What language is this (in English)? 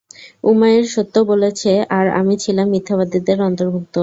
Bangla